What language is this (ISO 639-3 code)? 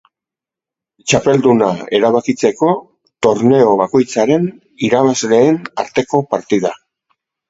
eus